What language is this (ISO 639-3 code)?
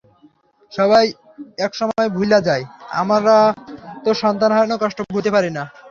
ben